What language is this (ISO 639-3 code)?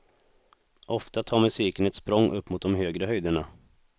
swe